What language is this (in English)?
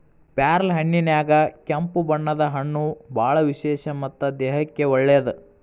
Kannada